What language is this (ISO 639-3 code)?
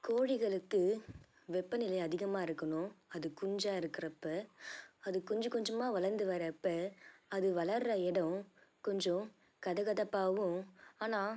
tam